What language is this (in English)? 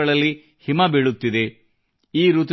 Kannada